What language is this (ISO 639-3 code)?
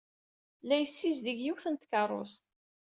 kab